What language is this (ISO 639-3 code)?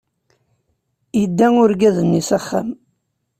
kab